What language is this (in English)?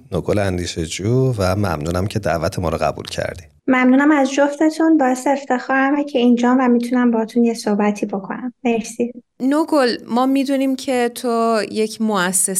Persian